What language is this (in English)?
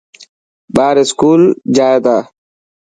Dhatki